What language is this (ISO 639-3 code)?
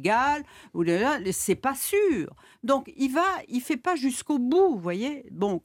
fra